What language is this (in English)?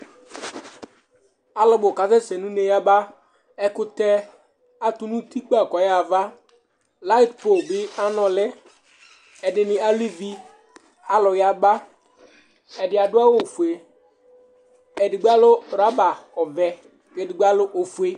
Ikposo